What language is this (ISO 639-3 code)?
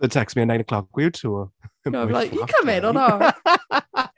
eng